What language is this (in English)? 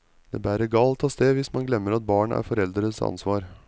Norwegian